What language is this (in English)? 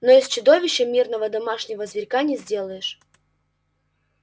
Russian